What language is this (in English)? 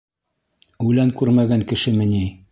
Bashkir